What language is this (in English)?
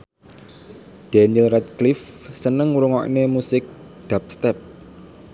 Javanese